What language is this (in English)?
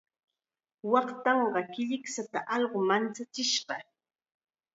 Chiquián Ancash Quechua